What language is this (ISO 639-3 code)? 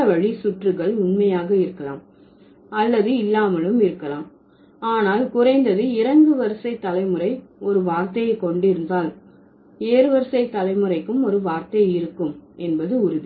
tam